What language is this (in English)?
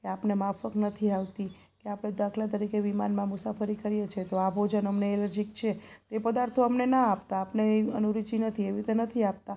Gujarati